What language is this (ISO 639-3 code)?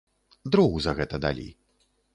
bel